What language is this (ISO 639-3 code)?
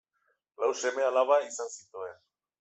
eus